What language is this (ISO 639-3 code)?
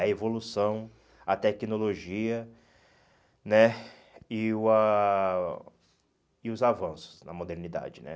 por